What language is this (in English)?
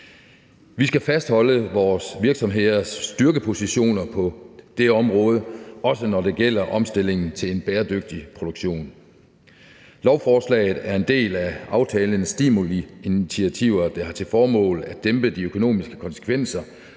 Danish